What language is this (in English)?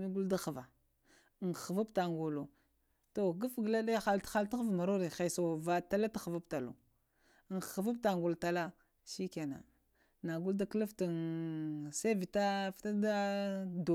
Lamang